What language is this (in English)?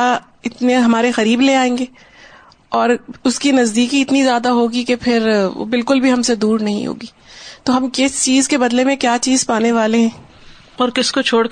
Urdu